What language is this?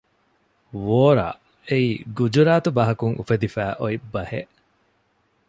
Divehi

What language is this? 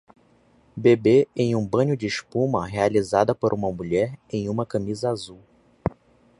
Portuguese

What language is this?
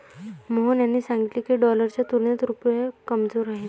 Marathi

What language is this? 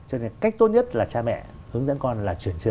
Vietnamese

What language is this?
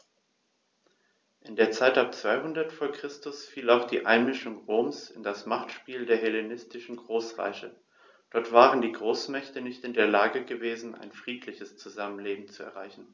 German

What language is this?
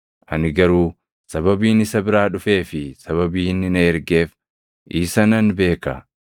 Oromo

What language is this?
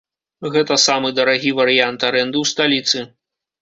Belarusian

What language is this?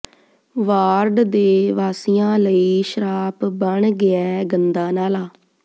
Punjabi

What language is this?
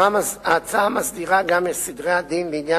Hebrew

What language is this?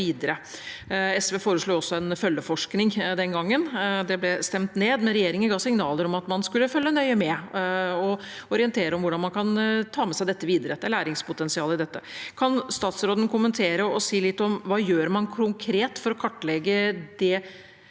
Norwegian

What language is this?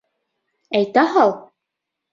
Bashkir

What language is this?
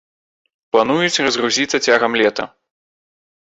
Belarusian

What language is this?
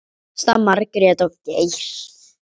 Icelandic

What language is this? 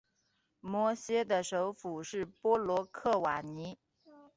Chinese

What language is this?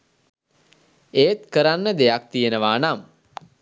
Sinhala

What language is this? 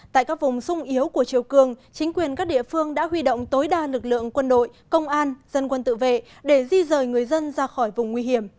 Vietnamese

